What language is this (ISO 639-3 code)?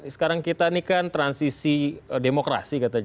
ind